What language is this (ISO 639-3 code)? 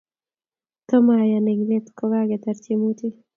kln